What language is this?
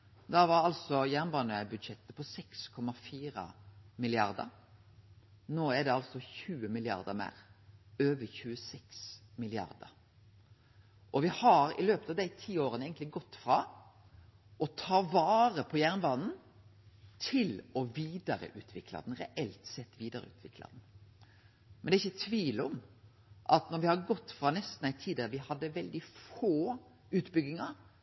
Norwegian Nynorsk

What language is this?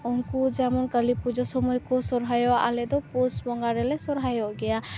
Santali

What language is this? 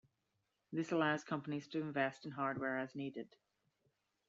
English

